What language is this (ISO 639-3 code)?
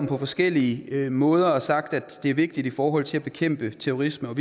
dan